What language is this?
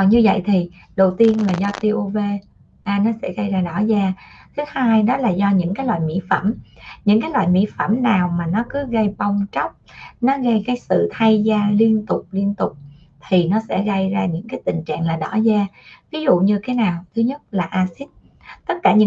Vietnamese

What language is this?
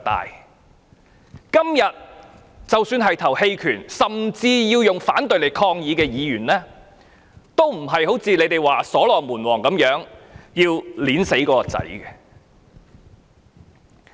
Cantonese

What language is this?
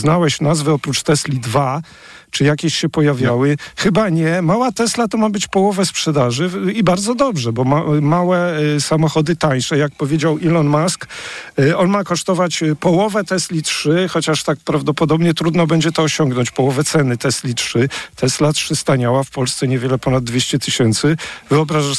Polish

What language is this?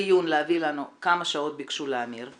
Hebrew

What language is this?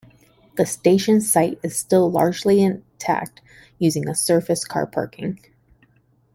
English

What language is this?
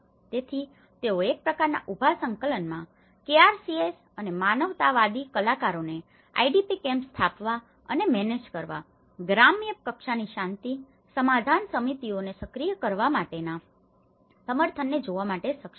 Gujarati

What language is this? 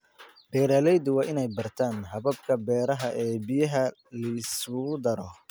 Somali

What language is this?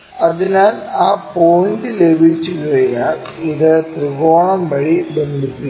Malayalam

